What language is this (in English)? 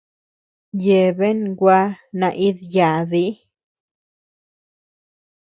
Tepeuxila Cuicatec